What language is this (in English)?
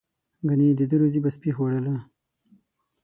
Pashto